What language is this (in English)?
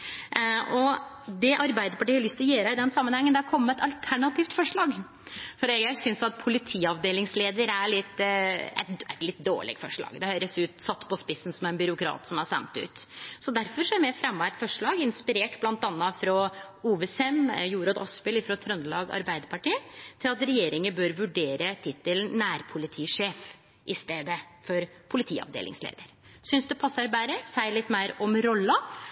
Norwegian Nynorsk